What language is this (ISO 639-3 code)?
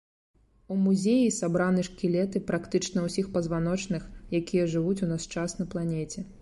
bel